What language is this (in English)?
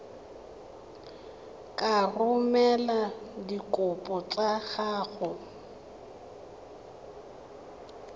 Tswana